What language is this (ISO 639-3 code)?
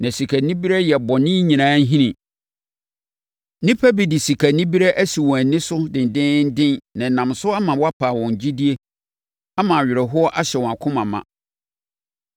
aka